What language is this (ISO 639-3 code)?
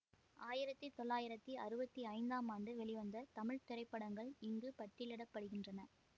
tam